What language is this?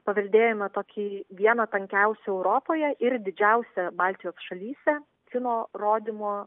Lithuanian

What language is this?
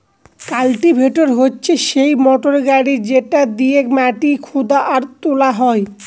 Bangla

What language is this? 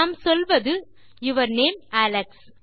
Tamil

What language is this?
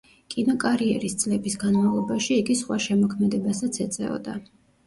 Georgian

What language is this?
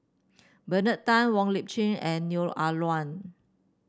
English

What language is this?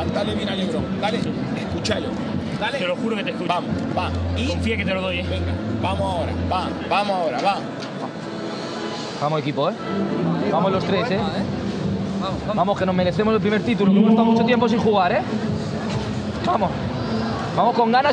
Spanish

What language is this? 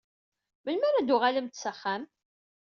Kabyle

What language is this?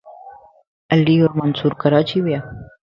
Lasi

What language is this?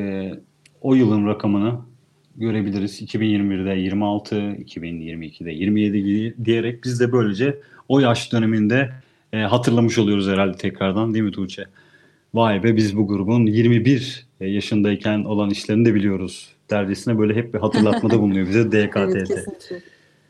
Turkish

